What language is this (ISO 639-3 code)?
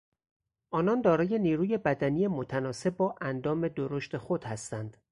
fas